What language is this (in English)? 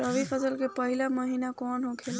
Bhojpuri